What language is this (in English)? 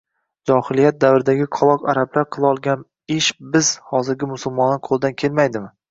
Uzbek